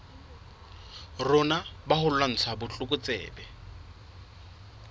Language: Southern Sotho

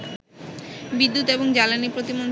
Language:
Bangla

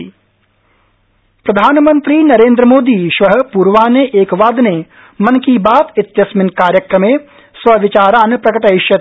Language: Sanskrit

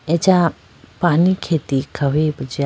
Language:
Idu-Mishmi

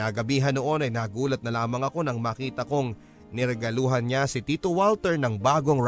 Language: Filipino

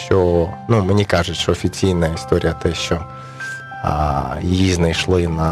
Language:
Ukrainian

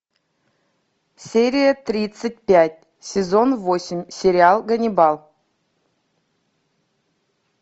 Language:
Russian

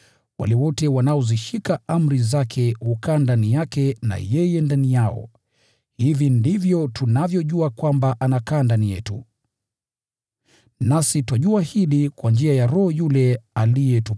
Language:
Swahili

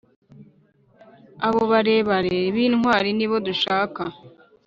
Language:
Kinyarwanda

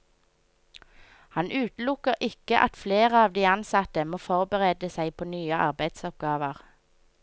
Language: Norwegian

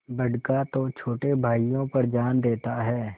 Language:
Hindi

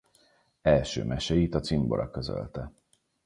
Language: Hungarian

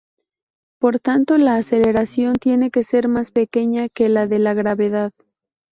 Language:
Spanish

